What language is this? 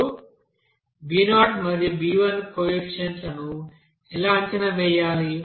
Telugu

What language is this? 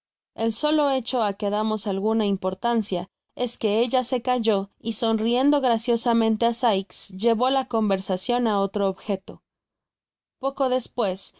Spanish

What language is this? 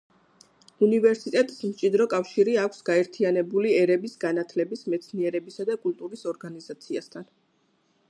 Georgian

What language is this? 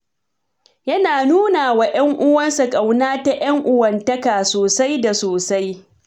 Hausa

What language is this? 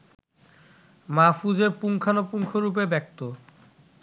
Bangla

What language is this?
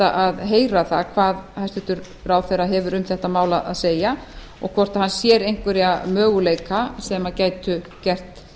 Icelandic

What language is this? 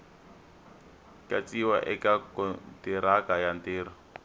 Tsonga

